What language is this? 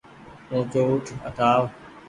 Goaria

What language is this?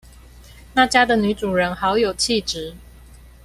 Chinese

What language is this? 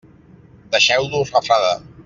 Catalan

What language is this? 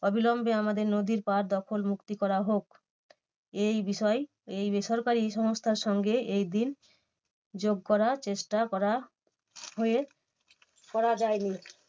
Bangla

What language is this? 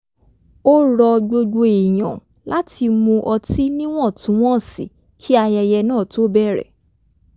Yoruba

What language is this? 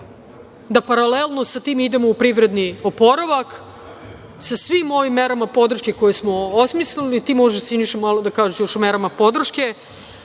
Serbian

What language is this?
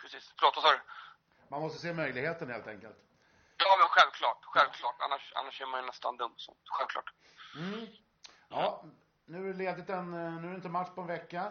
Swedish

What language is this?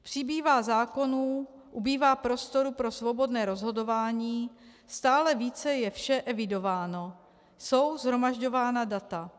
Czech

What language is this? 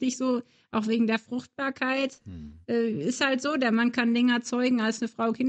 German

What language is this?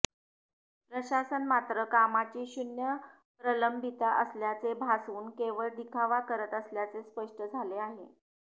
Marathi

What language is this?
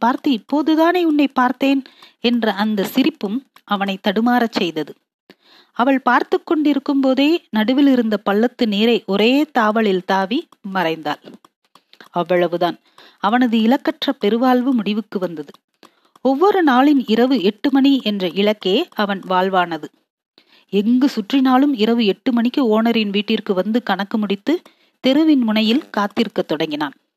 Tamil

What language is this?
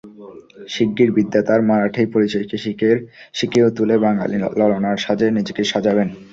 Bangla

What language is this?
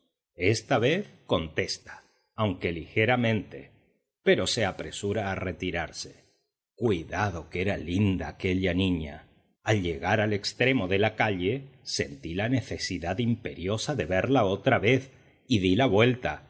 Spanish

